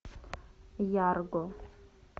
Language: Russian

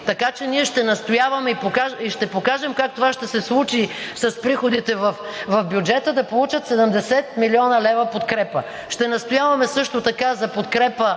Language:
Bulgarian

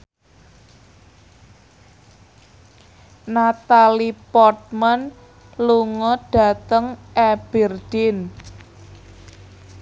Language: Javanese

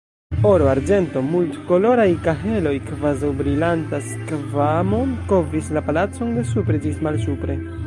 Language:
Esperanto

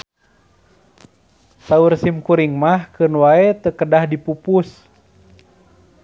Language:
Sundanese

